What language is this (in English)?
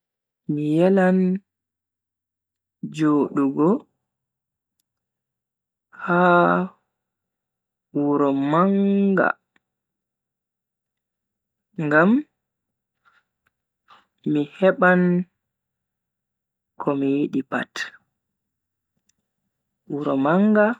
Bagirmi Fulfulde